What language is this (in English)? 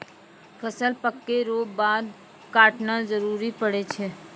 Maithili